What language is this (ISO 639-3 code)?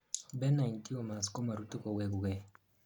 kln